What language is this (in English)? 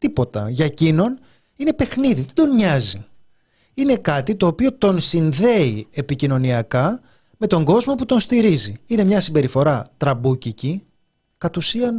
Greek